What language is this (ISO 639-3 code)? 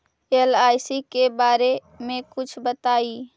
mag